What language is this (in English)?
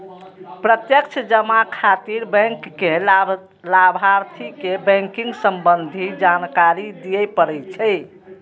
Maithili